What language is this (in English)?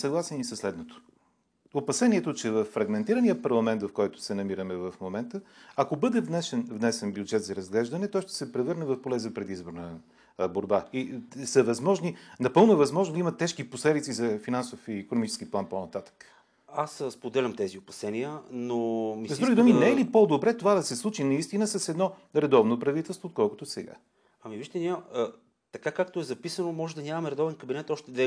Bulgarian